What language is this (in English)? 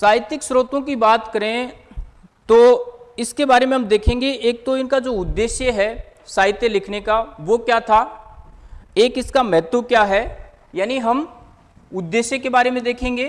Hindi